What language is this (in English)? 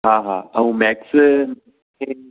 Sindhi